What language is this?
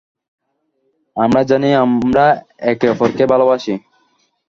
Bangla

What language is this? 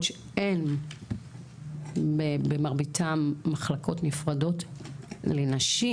Hebrew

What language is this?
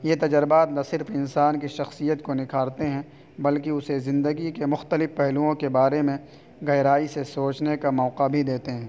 Urdu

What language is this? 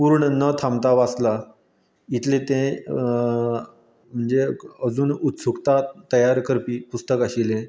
Konkani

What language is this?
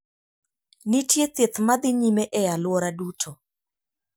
Luo (Kenya and Tanzania)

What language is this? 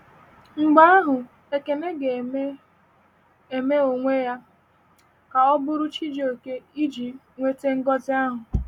Igbo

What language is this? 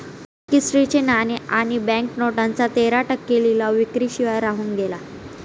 Marathi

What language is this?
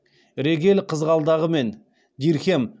Kazakh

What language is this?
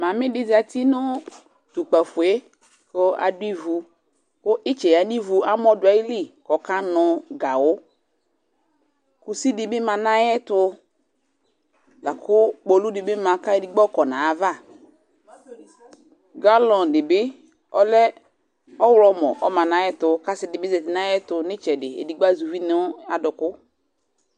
Ikposo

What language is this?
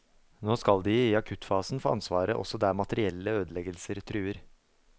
Norwegian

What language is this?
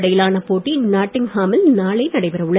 Tamil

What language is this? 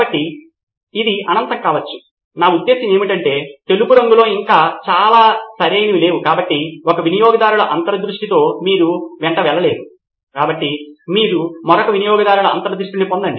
Telugu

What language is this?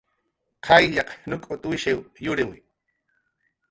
Jaqaru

